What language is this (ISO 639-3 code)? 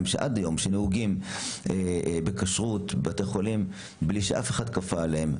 heb